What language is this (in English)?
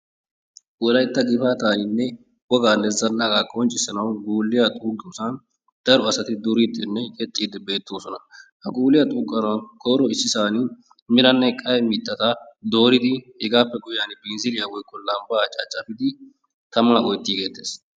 Wolaytta